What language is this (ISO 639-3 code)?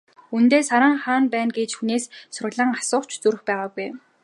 mon